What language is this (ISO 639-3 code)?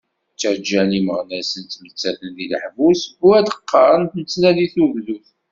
kab